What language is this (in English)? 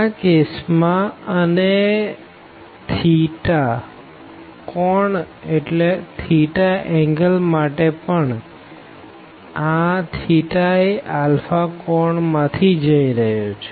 Gujarati